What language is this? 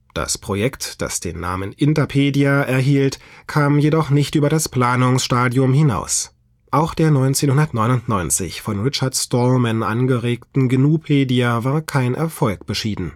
German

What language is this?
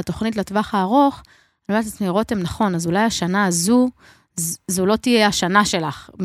Hebrew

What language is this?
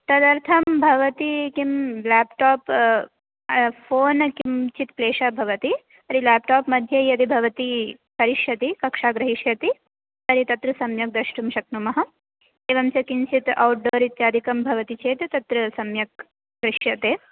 Sanskrit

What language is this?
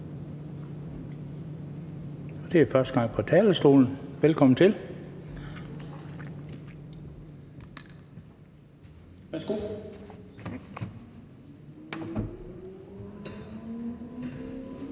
Danish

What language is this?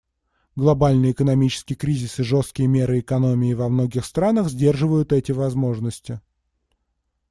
Russian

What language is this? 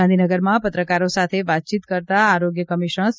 Gujarati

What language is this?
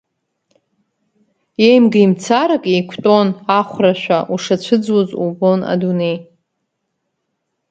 Abkhazian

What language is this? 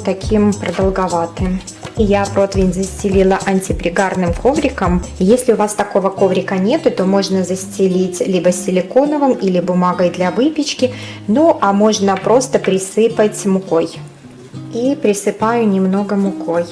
Russian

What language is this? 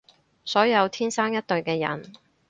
Cantonese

